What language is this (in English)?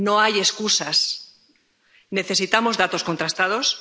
Spanish